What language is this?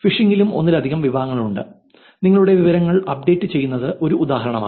Malayalam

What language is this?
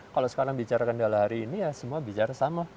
Indonesian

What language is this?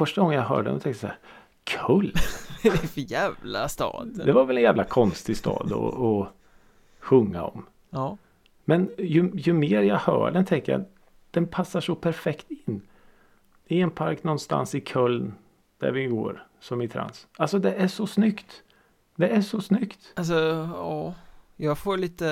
Swedish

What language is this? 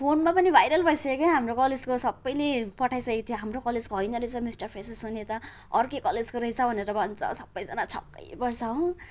Nepali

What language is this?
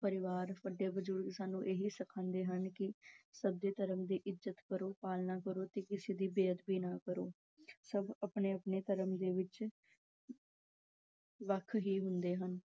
Punjabi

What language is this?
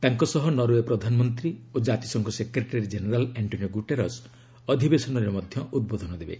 Odia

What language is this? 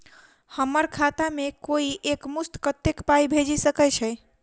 Maithili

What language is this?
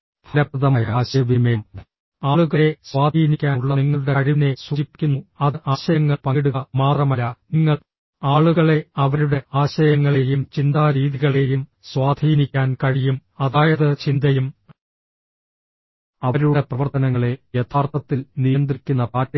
Malayalam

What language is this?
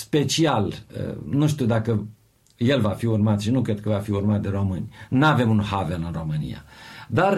Romanian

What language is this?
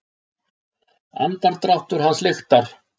Icelandic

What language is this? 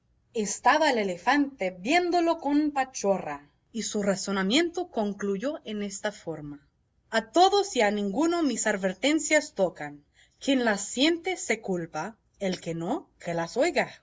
Spanish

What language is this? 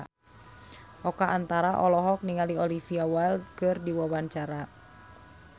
Sundanese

